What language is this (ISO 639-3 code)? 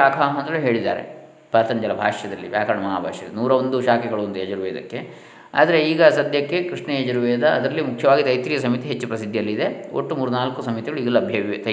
kan